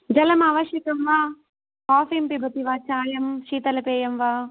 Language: Sanskrit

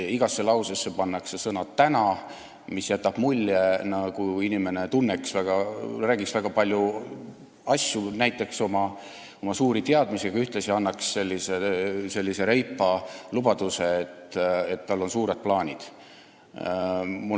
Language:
Estonian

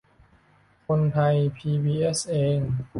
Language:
Thai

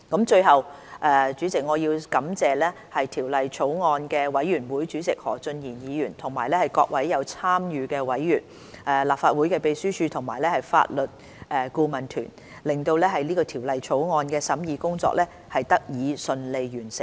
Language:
Cantonese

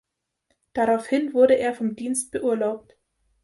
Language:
German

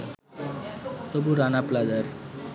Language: Bangla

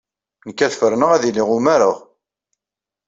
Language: Kabyle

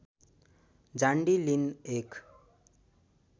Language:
Nepali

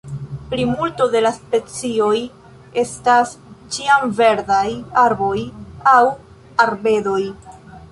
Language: Esperanto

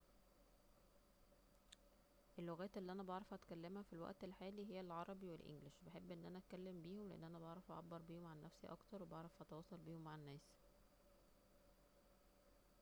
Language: Egyptian Arabic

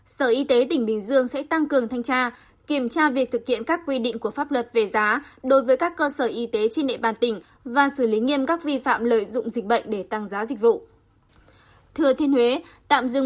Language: Vietnamese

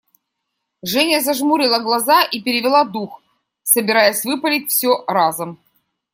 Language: Russian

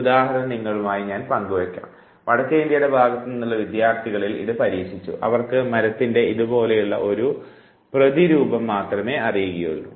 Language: Malayalam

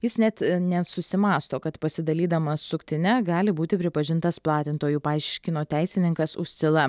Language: Lithuanian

